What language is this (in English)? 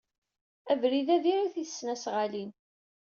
Kabyle